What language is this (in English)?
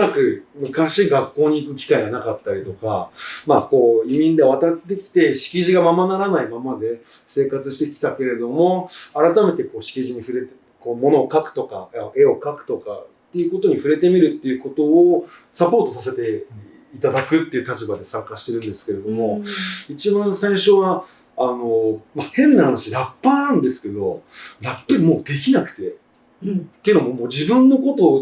Japanese